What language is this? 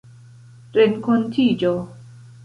Esperanto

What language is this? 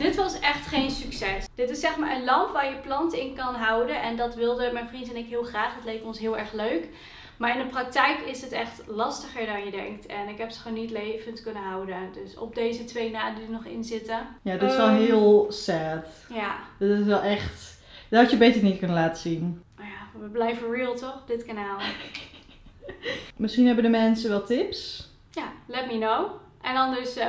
Dutch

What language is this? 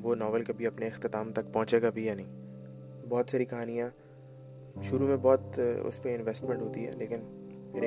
Urdu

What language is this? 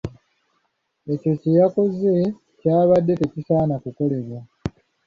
Ganda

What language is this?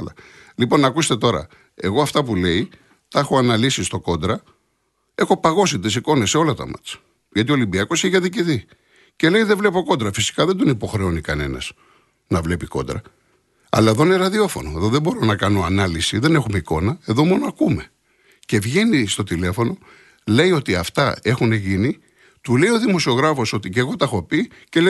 Greek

